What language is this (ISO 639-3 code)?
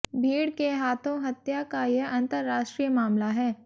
hin